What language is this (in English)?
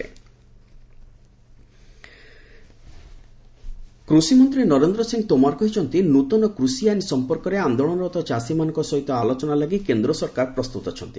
Odia